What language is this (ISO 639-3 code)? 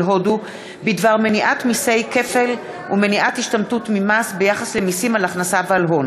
heb